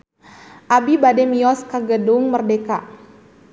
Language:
Sundanese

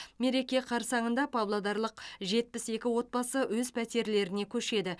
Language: Kazakh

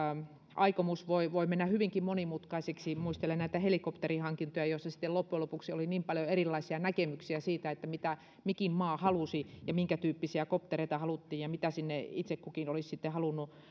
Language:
Finnish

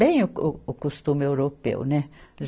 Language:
Portuguese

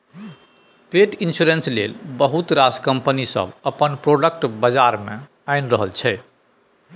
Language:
Maithili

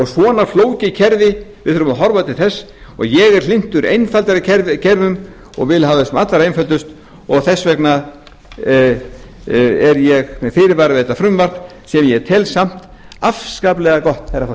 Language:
Icelandic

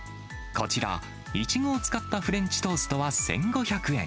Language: Japanese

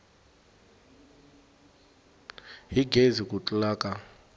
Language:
Tsonga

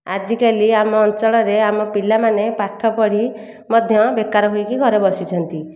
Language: Odia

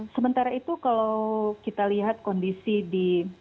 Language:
Indonesian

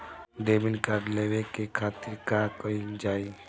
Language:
Bhojpuri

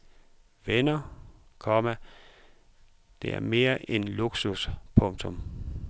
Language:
Danish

